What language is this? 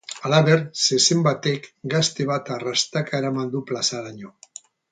Basque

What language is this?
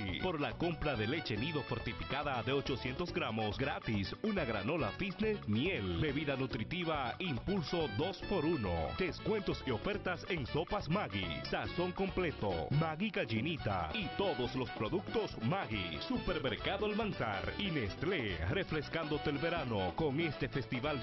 Spanish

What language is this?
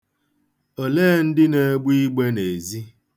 Igbo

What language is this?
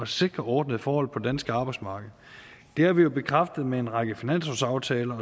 Danish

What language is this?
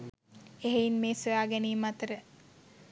Sinhala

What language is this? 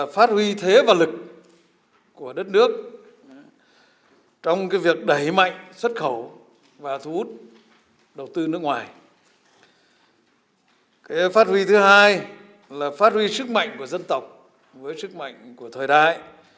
Vietnamese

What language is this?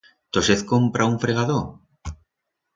Aragonese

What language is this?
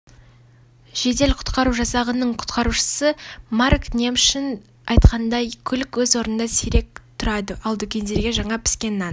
Kazakh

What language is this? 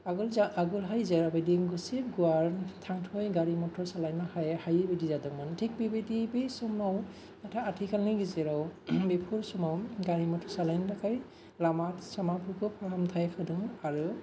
Bodo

